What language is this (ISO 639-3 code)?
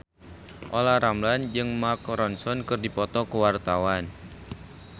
sun